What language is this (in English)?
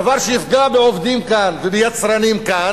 Hebrew